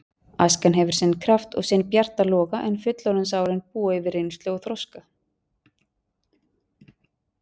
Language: Icelandic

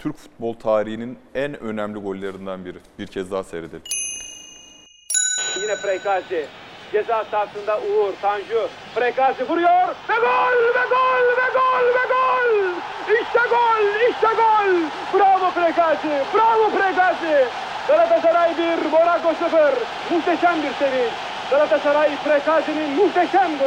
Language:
Turkish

